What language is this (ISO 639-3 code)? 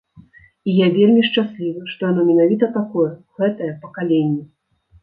bel